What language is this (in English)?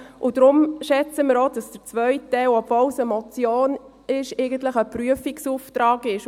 Swiss German